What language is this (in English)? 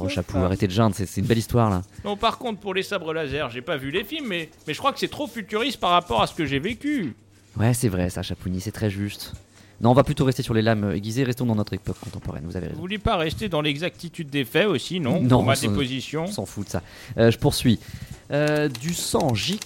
French